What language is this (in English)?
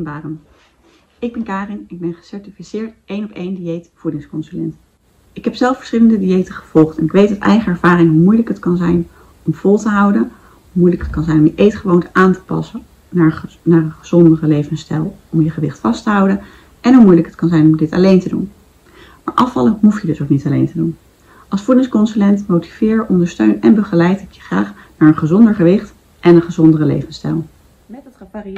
Dutch